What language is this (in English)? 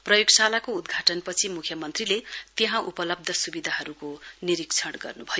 Nepali